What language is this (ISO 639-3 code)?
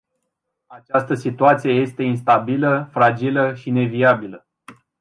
ron